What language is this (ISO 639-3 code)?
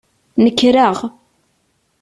kab